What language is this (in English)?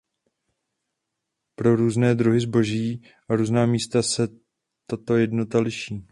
Czech